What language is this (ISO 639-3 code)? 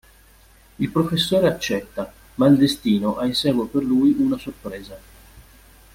ita